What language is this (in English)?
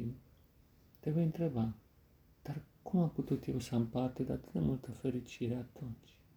Romanian